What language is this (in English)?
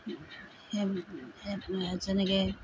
Assamese